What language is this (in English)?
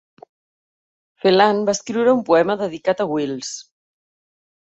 Catalan